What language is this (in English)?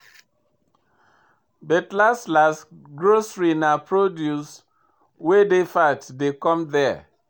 Nigerian Pidgin